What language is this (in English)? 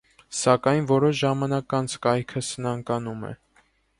Armenian